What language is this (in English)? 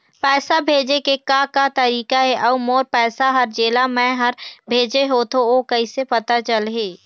Chhattisgarhi